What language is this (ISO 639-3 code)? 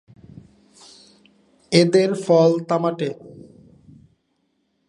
ben